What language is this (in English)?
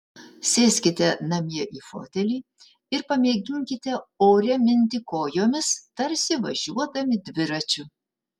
Lithuanian